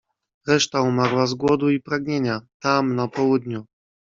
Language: Polish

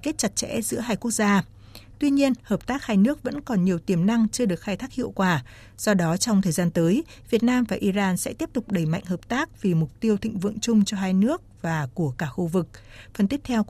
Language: Vietnamese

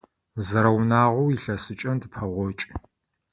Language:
Adyghe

